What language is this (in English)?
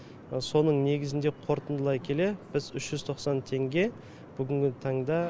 Kazakh